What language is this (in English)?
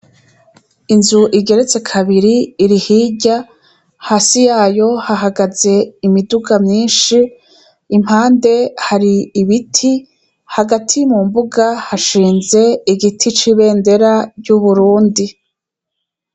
Rundi